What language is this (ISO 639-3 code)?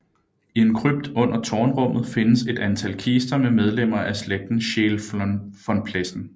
dan